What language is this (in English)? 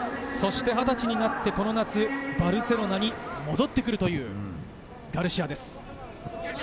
Japanese